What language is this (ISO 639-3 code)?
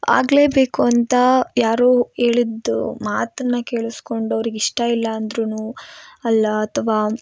kan